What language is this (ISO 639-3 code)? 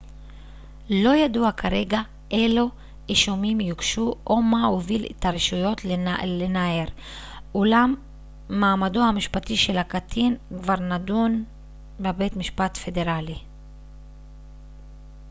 heb